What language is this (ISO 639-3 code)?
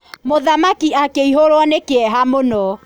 kik